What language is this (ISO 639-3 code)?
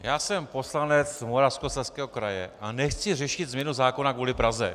ces